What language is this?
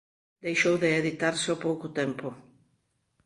Galician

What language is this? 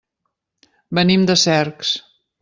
Catalan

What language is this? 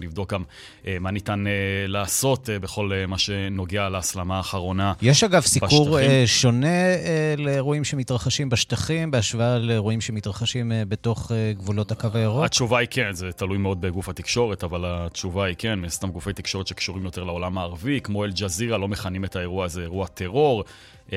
Hebrew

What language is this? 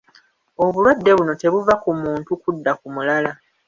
Ganda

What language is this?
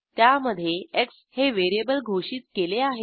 Marathi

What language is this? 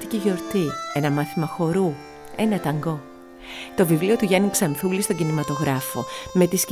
Greek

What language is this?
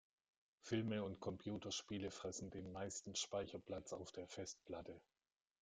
German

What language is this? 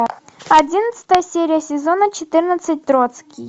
Russian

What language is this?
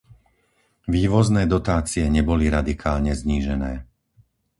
Slovak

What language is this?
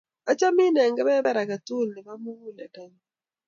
Kalenjin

